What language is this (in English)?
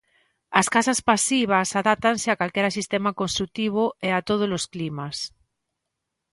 Galician